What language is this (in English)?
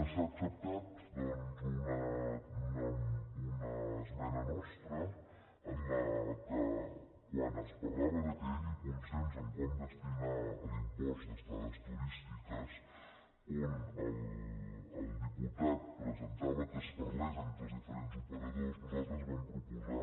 Catalan